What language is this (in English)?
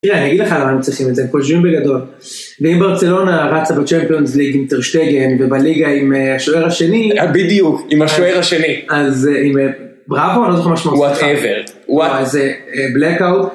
Hebrew